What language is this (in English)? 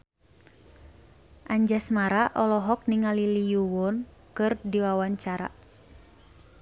Sundanese